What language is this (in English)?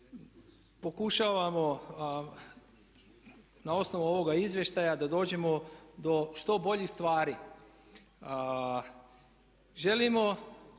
Croatian